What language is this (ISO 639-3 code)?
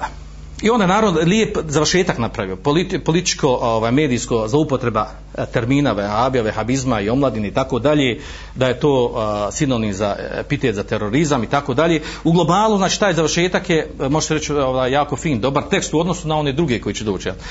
hrv